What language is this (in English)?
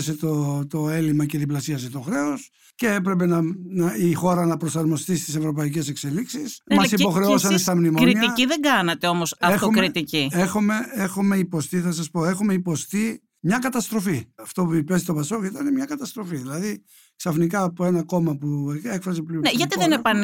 Greek